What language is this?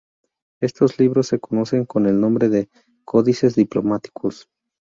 Spanish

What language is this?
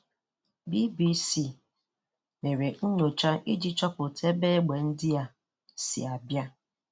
Igbo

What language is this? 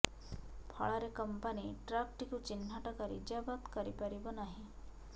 Odia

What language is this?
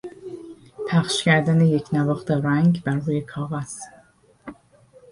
Persian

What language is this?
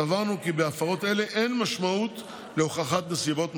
Hebrew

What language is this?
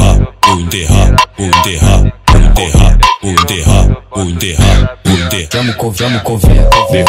Romanian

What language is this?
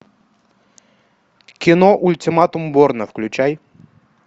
Russian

